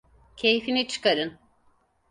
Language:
Turkish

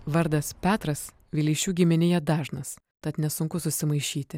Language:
Lithuanian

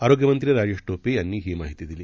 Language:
Marathi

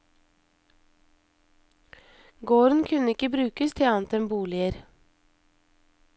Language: Norwegian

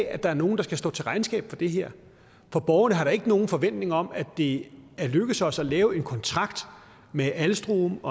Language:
Danish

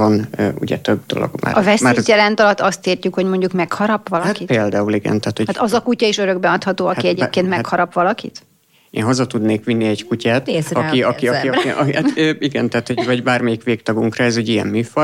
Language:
Hungarian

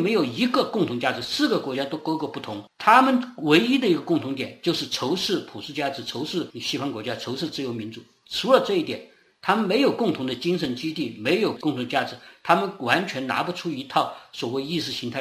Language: Chinese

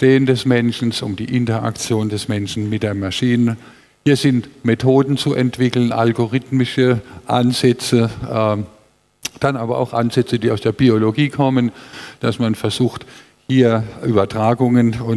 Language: German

